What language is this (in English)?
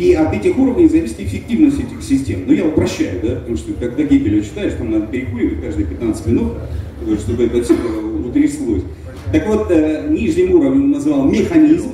Russian